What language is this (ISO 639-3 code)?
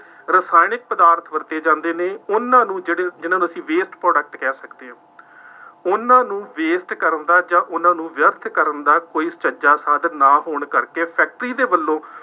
pan